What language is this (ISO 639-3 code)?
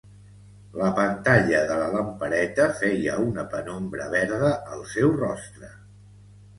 cat